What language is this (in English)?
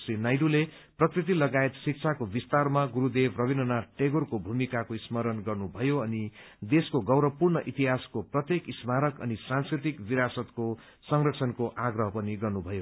Nepali